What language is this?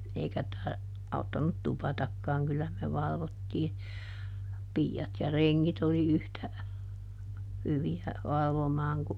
Finnish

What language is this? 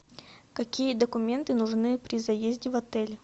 Russian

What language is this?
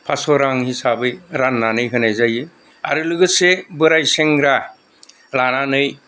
Bodo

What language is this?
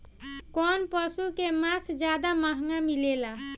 Bhojpuri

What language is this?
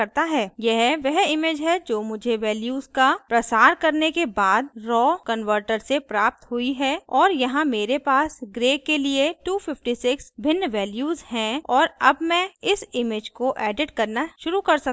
Hindi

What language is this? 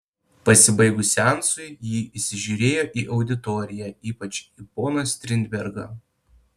Lithuanian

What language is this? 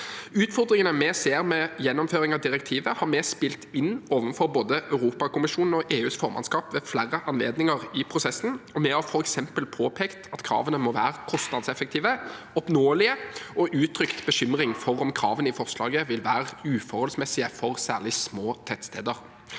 Norwegian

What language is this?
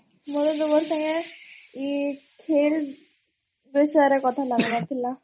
Odia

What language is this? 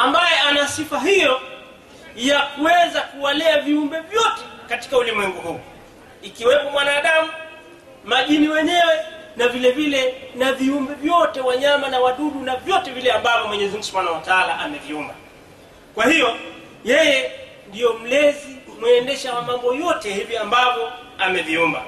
Swahili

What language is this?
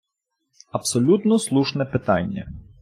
Ukrainian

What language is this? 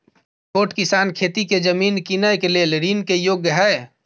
Maithili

